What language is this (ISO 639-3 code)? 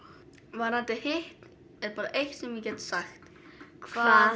isl